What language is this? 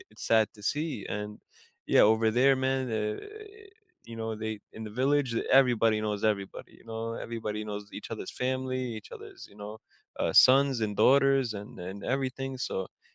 English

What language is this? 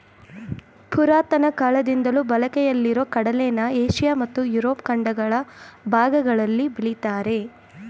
Kannada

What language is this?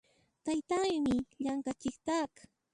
Puno Quechua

